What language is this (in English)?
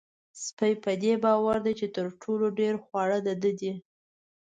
Pashto